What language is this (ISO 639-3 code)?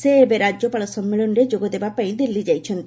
ori